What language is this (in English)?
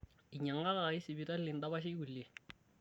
Masai